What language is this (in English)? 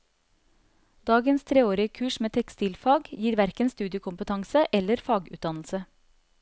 Norwegian